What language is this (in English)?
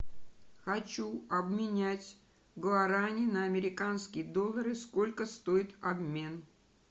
Russian